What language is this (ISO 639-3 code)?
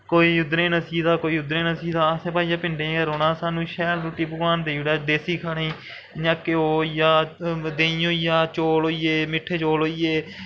doi